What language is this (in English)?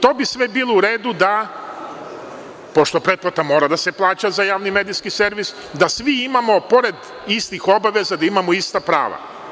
Serbian